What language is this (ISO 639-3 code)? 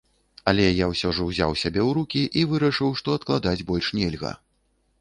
bel